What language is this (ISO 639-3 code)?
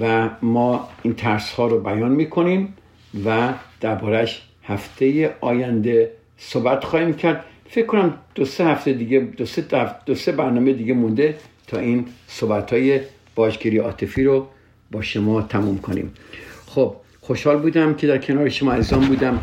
fas